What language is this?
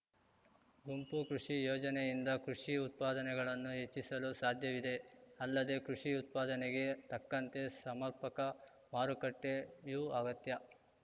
Kannada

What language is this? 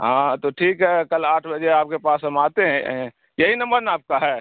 Urdu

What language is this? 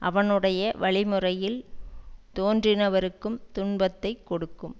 Tamil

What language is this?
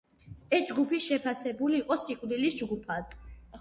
Georgian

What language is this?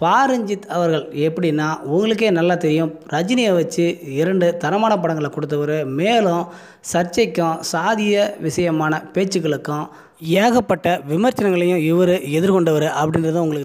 Arabic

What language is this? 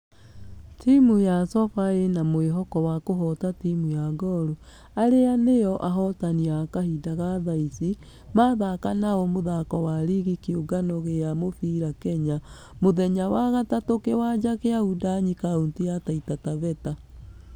Kikuyu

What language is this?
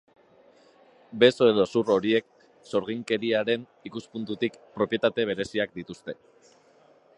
Basque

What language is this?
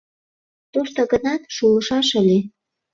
Mari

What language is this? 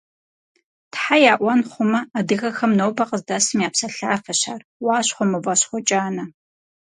Kabardian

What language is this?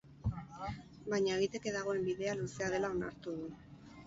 Basque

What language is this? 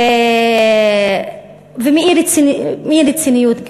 Hebrew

